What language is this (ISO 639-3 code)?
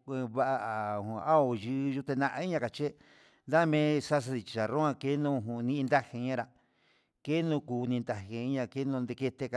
mxs